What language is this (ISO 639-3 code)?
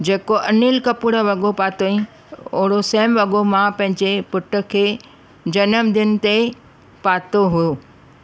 snd